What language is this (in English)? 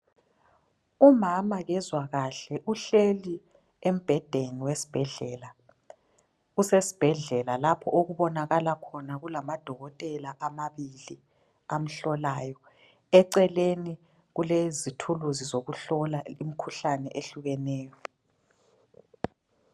North Ndebele